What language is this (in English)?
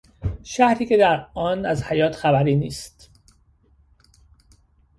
Persian